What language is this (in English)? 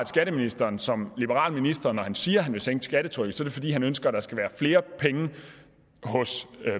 Danish